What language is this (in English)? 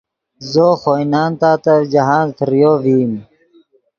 Yidgha